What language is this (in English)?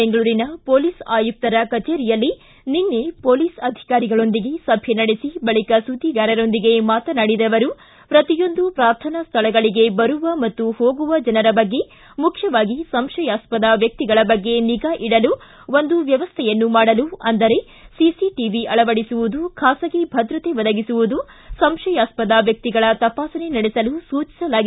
Kannada